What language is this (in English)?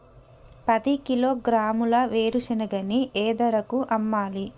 Telugu